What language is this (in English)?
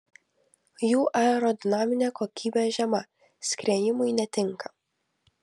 Lithuanian